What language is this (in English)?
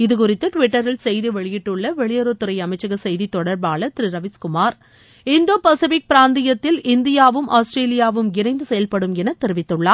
Tamil